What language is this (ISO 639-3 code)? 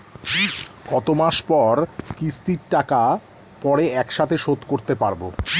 ben